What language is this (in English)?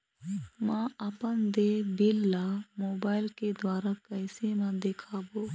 Chhattisgarhi